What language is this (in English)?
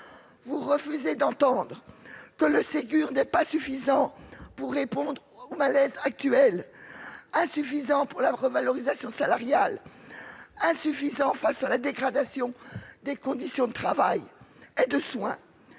French